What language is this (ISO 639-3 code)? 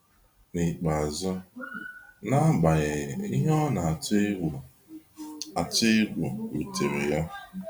ibo